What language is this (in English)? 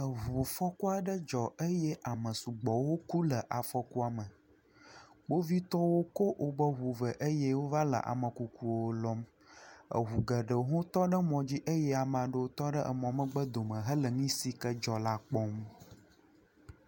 Ewe